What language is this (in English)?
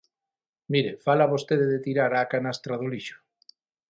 Galician